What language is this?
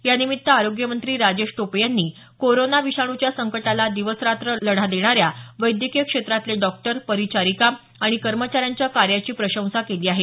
Marathi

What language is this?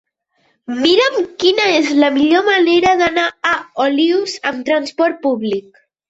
Catalan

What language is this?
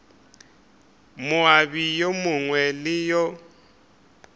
Northern Sotho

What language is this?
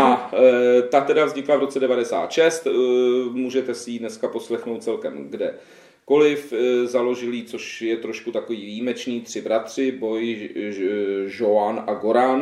Czech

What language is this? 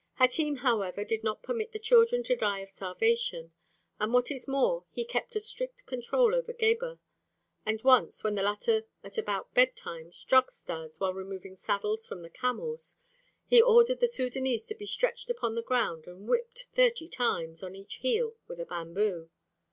English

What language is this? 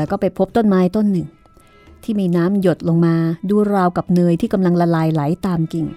Thai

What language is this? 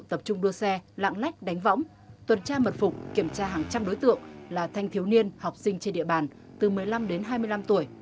Vietnamese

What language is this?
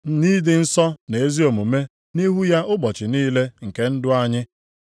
Igbo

